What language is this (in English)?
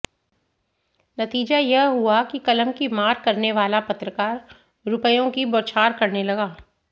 Hindi